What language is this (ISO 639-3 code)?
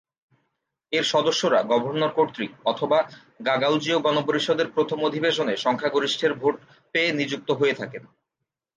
ben